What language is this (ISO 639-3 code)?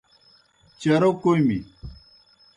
plk